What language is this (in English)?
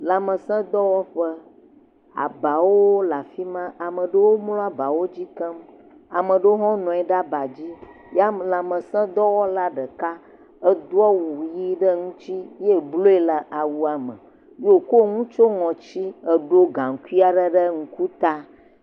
Ewe